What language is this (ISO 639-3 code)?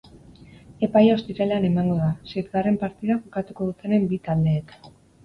eus